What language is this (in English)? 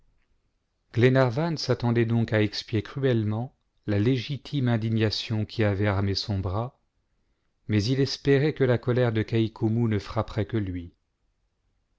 French